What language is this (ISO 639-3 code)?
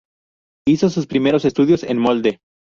spa